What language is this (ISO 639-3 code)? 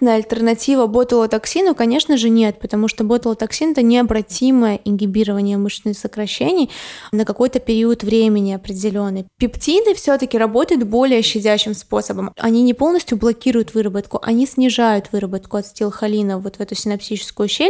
rus